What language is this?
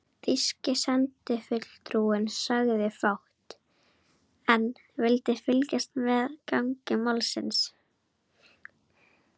Icelandic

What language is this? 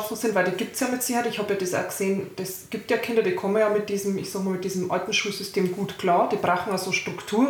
German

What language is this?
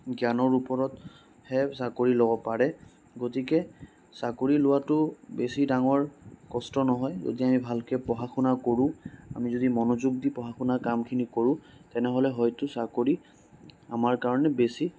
Assamese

